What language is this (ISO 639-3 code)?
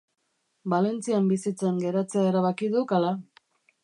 eus